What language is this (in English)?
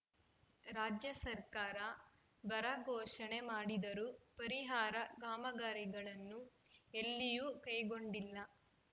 Kannada